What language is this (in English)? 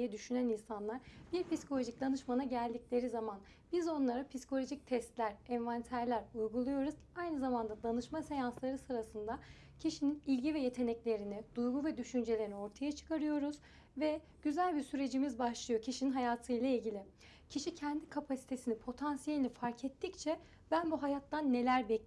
Turkish